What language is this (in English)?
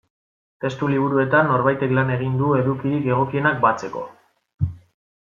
Basque